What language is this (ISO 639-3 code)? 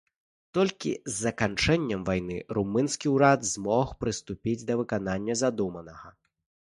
bel